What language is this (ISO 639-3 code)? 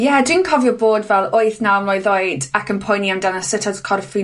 cym